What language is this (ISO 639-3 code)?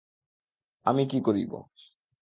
ben